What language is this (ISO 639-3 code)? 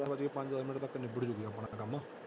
pan